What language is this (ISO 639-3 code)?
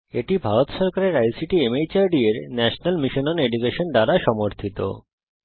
ben